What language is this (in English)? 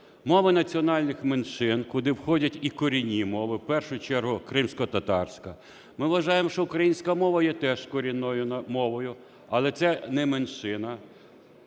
Ukrainian